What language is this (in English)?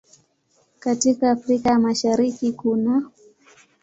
Swahili